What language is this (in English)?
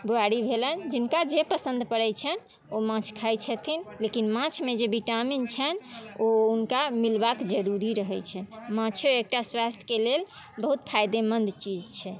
Maithili